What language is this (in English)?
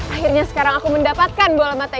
Indonesian